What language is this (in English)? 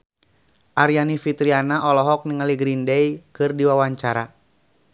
Sundanese